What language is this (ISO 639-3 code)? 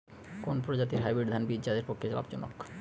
ben